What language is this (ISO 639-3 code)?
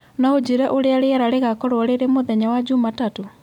kik